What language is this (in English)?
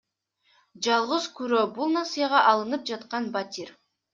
Kyrgyz